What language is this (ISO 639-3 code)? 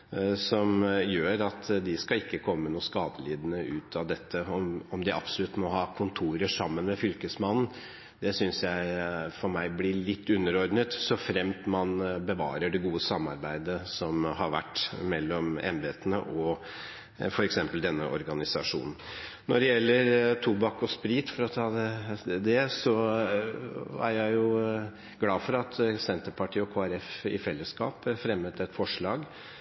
nob